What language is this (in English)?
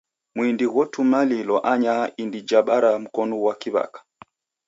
Taita